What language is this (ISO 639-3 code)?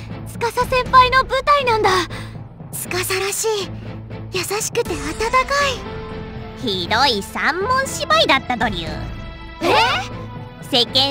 jpn